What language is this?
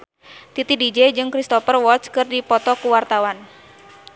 Sundanese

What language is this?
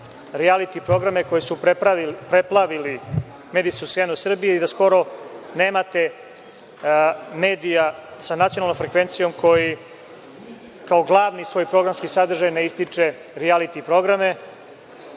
Serbian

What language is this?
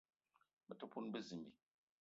Eton (Cameroon)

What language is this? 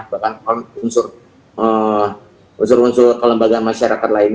Indonesian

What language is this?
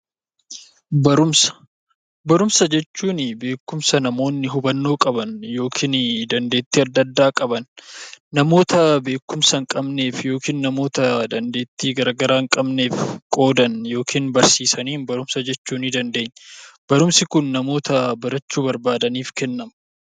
Oromo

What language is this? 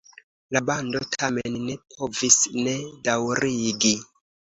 Esperanto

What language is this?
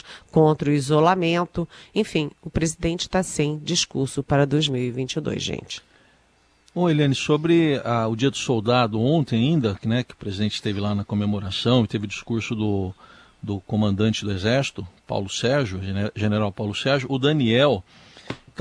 Portuguese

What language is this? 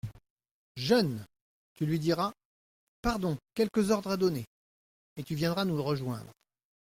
French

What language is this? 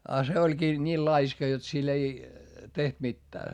Finnish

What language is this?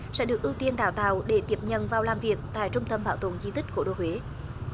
Vietnamese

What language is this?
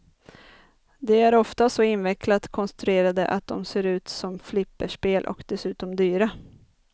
Swedish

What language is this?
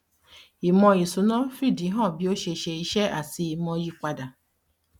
Yoruba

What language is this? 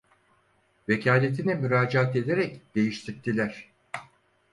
Turkish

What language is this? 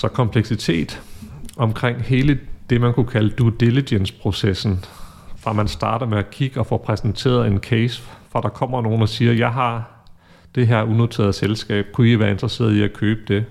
Danish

